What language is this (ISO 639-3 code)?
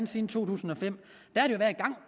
dan